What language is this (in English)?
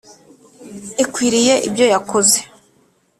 Kinyarwanda